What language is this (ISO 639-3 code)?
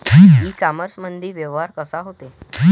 mar